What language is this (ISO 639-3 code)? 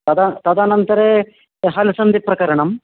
san